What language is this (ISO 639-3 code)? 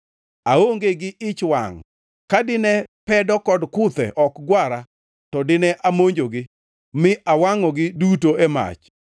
luo